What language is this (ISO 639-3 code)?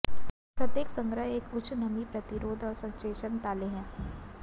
hin